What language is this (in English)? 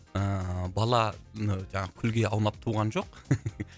Kazakh